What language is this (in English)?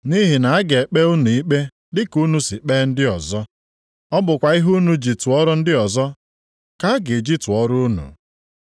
Igbo